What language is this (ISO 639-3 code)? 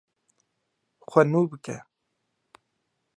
kur